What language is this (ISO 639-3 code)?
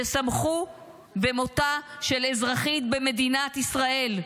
heb